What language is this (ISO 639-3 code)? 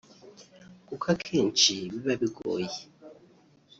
kin